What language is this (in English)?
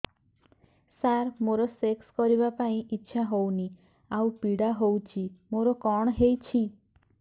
Odia